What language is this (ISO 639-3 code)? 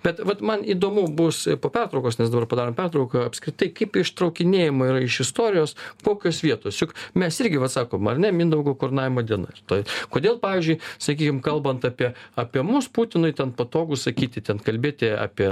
lit